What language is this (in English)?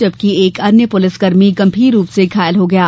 Hindi